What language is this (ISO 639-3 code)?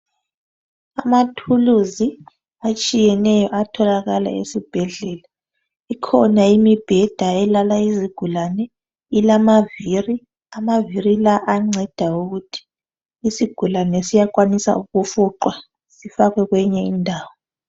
nde